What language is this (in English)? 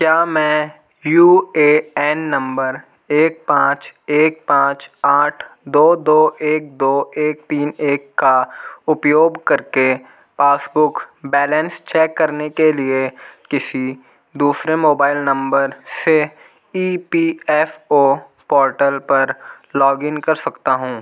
Hindi